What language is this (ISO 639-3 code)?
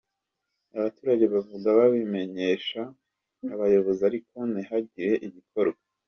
kin